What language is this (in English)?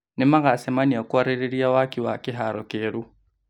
Kikuyu